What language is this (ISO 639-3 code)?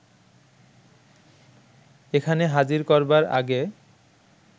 ben